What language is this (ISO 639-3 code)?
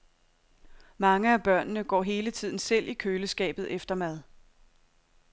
dan